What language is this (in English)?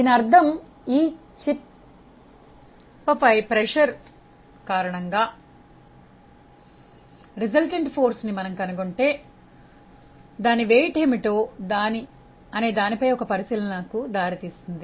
Telugu